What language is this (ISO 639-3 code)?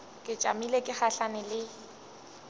nso